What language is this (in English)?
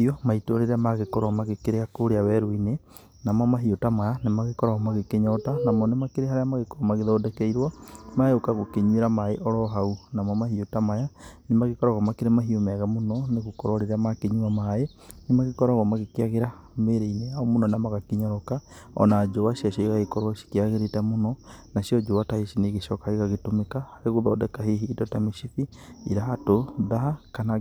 Kikuyu